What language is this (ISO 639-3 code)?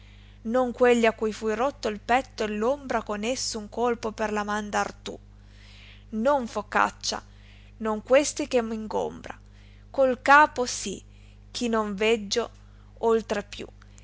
ita